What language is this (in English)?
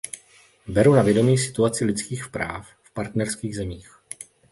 Czech